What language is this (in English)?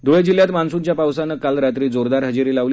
Marathi